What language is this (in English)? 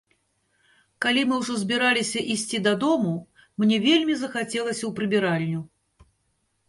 Belarusian